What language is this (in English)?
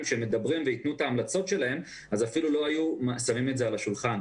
Hebrew